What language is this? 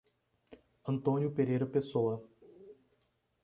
Portuguese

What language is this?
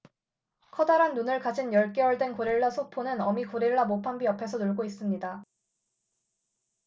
Korean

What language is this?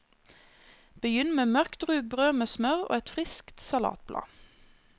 Norwegian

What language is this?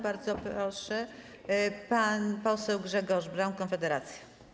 Polish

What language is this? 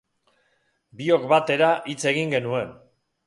Basque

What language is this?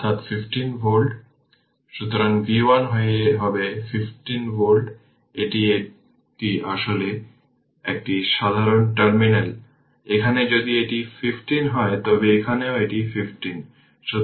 Bangla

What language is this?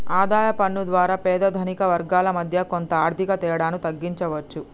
Telugu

